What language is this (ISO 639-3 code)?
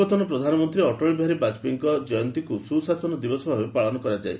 ori